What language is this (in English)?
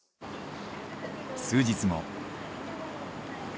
Japanese